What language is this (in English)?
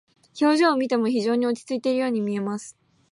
Japanese